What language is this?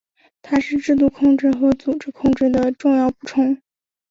Chinese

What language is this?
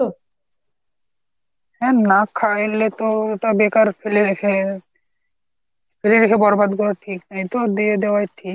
Bangla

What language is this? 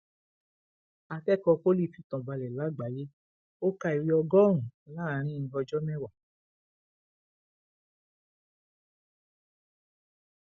Yoruba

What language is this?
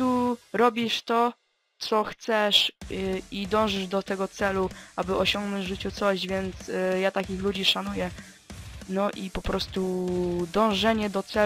Polish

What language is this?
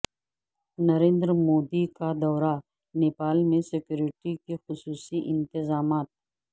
Urdu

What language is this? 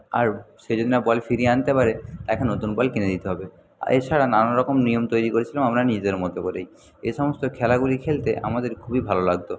Bangla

